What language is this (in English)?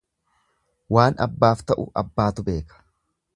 Oromo